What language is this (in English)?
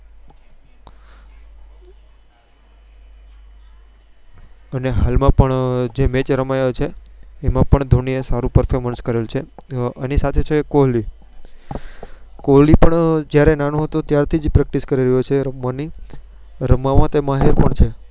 Gujarati